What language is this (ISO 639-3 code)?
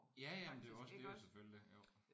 dan